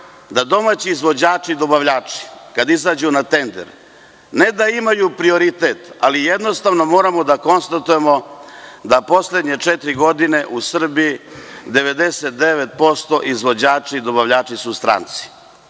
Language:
Serbian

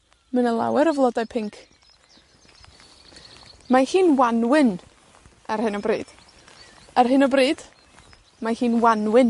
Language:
Welsh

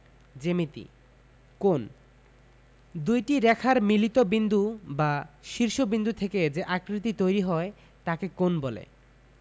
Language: Bangla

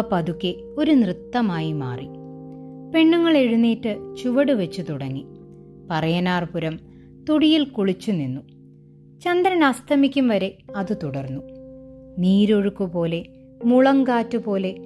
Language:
Malayalam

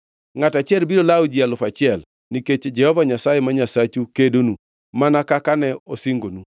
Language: Luo (Kenya and Tanzania)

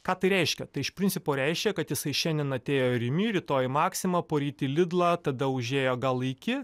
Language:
Lithuanian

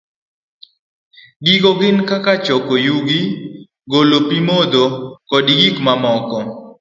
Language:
Luo (Kenya and Tanzania)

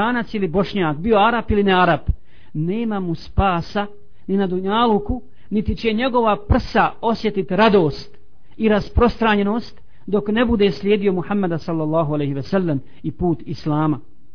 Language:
Croatian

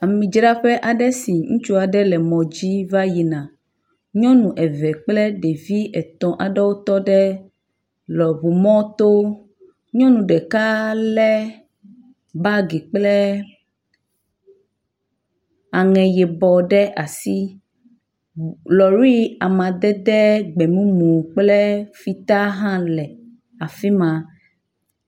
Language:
Ewe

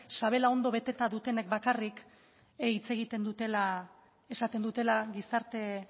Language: Basque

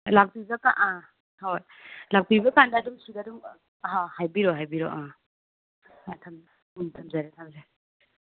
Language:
Manipuri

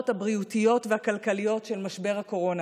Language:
Hebrew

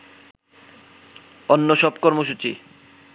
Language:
Bangla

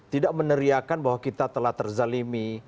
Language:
Indonesian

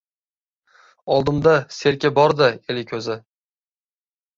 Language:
Uzbek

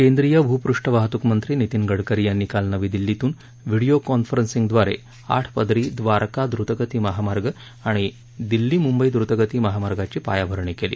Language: Marathi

